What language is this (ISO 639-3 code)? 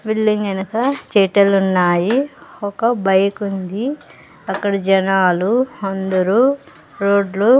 tel